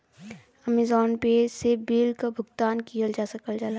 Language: Bhojpuri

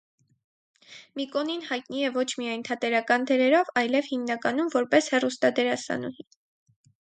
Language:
Armenian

